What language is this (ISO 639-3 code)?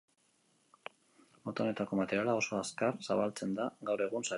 eus